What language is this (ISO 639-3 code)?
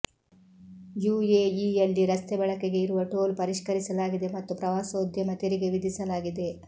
kan